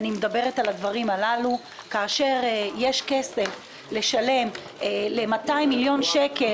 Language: Hebrew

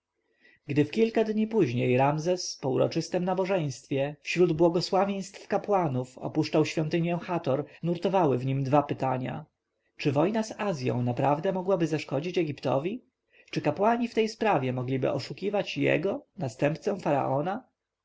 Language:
Polish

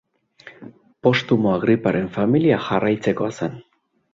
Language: Basque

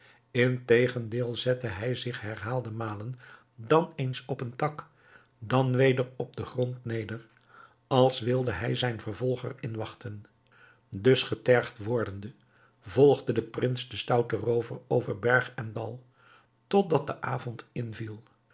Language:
Dutch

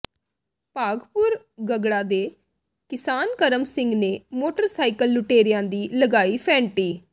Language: Punjabi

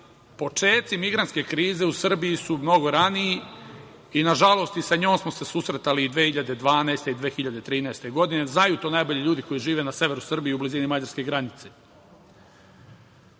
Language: Serbian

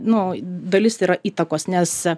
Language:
Lithuanian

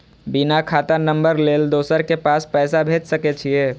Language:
Maithili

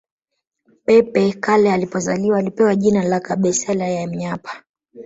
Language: Swahili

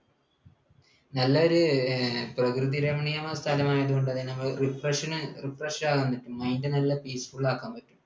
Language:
Malayalam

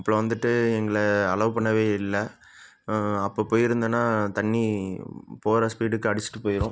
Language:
Tamil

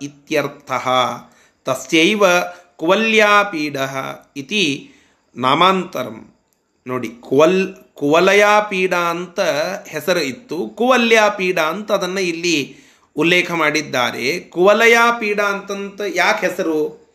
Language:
Kannada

